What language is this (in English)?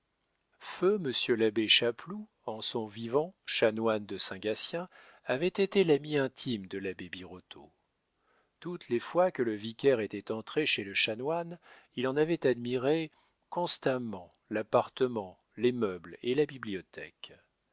French